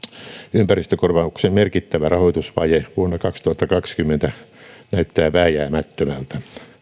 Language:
Finnish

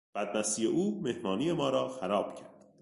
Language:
Persian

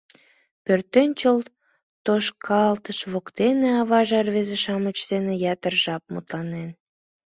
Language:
Mari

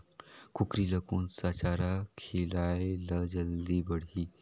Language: Chhattisgarhi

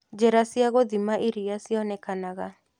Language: Kikuyu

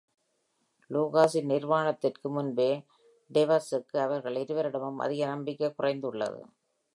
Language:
Tamil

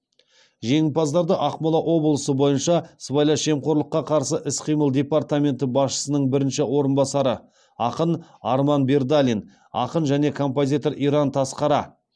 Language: Kazakh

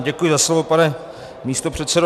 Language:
Czech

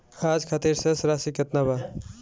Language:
Bhojpuri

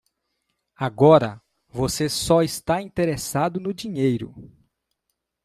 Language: Portuguese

